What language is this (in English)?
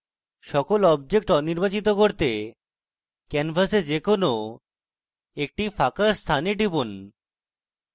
Bangla